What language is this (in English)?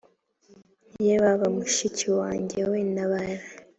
Kinyarwanda